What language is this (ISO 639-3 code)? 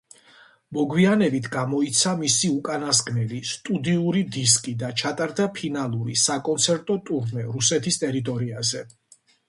kat